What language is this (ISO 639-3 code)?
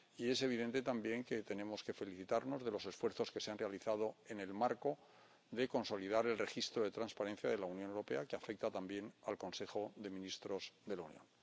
spa